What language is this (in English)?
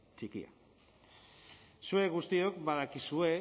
Basque